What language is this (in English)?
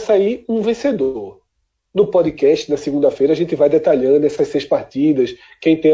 Portuguese